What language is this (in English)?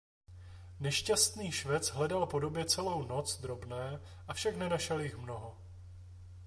Czech